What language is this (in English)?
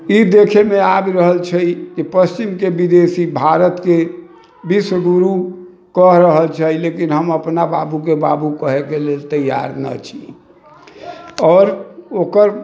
Maithili